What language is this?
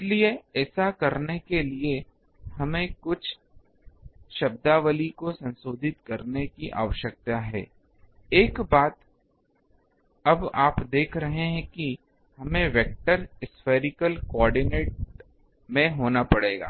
Hindi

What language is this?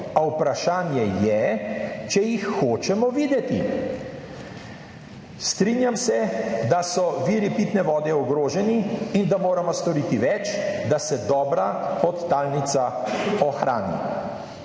Slovenian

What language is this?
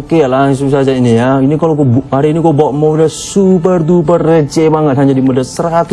Indonesian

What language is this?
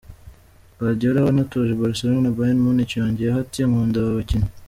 Kinyarwanda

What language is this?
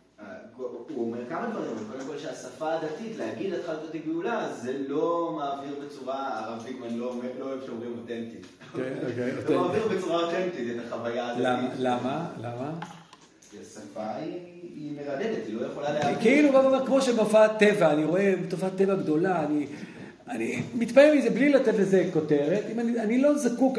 Hebrew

